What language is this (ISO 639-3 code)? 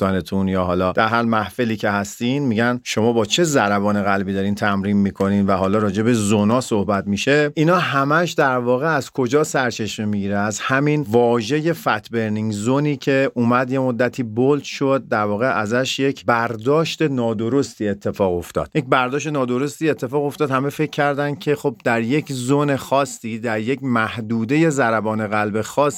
fas